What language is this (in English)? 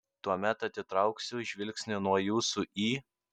Lithuanian